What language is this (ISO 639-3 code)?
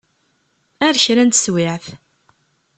kab